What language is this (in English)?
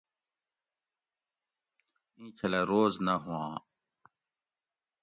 Gawri